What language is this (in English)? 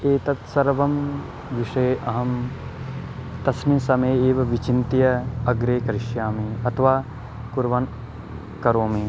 Sanskrit